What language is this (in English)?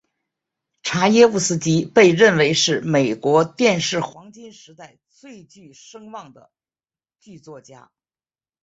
Chinese